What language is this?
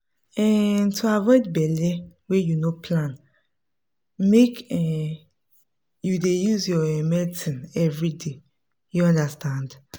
Nigerian Pidgin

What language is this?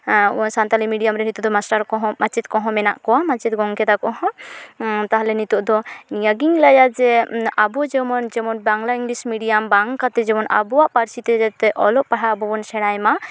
Santali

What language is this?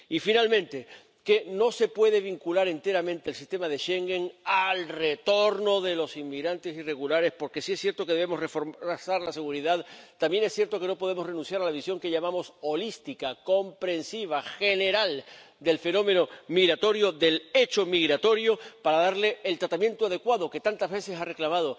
Spanish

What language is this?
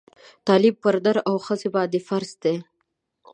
Pashto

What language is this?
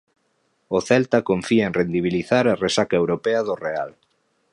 Galician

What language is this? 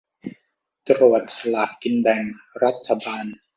Thai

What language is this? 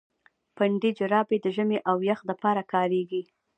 Pashto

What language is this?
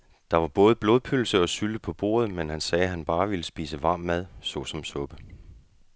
Danish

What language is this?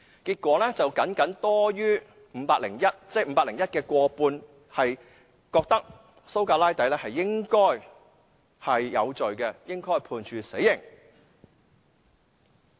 Cantonese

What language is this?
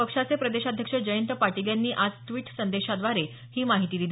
Marathi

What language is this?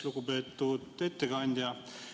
Estonian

